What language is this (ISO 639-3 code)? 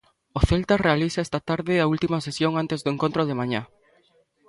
glg